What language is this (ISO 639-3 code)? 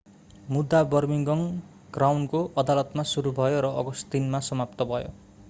nep